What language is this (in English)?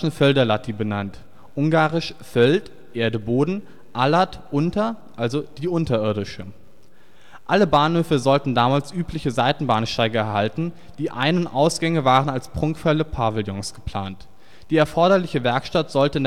German